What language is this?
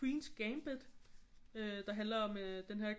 Danish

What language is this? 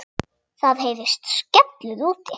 Icelandic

